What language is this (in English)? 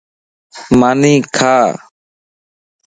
Lasi